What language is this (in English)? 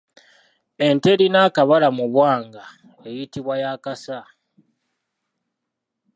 Ganda